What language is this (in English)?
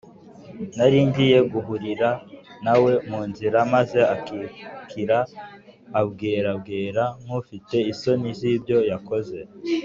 Kinyarwanda